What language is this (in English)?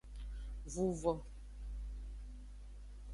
Aja (Benin)